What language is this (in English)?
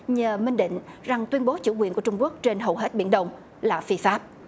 Vietnamese